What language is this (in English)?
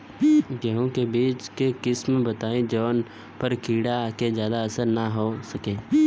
Bhojpuri